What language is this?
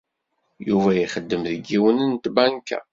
Kabyle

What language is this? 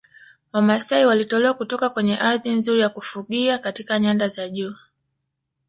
Swahili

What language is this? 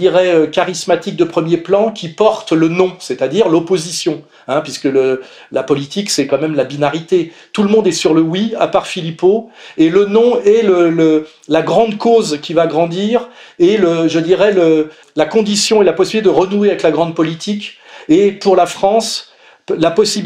French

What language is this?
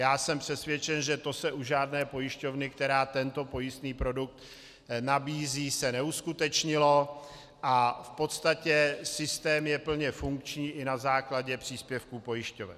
Czech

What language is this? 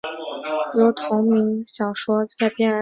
Chinese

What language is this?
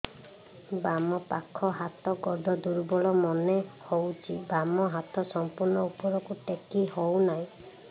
Odia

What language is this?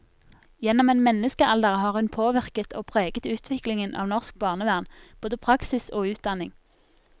Norwegian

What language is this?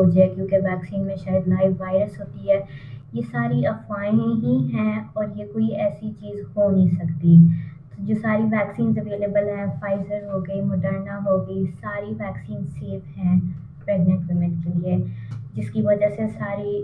Hindi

